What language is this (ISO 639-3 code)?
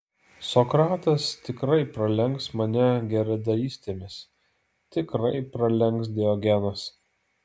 lit